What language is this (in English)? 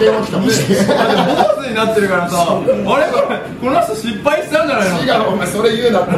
Japanese